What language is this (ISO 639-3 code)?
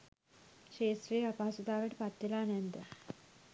sin